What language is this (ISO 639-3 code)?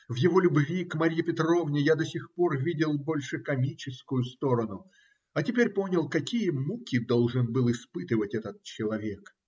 rus